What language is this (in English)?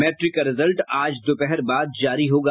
Hindi